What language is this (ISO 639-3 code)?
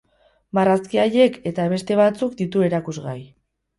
eus